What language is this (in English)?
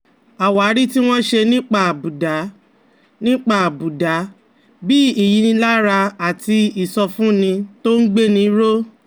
Yoruba